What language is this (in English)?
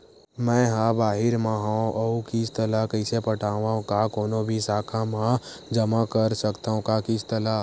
Chhattisgarhi